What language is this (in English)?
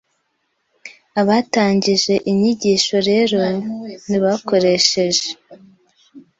Kinyarwanda